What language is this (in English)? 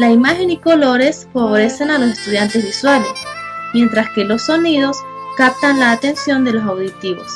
Spanish